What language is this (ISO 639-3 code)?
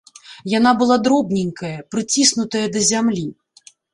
bel